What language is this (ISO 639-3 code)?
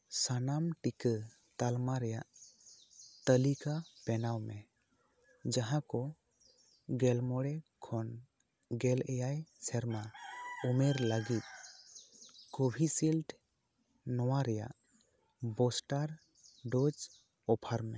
sat